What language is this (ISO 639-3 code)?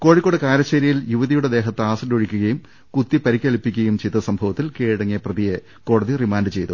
mal